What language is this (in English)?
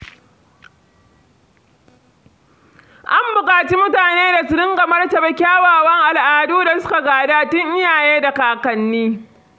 Hausa